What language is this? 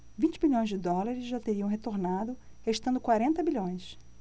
Portuguese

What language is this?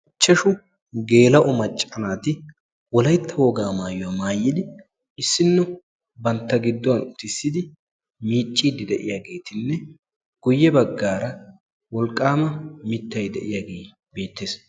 Wolaytta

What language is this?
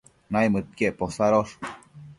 Matsés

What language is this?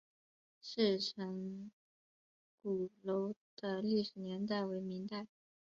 Chinese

